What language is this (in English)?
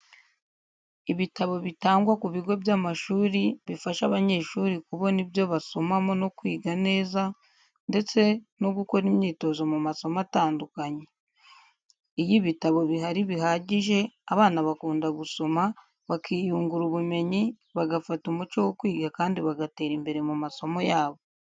Kinyarwanda